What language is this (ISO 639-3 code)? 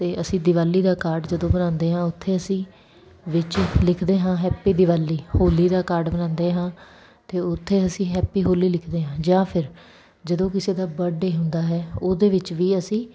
pan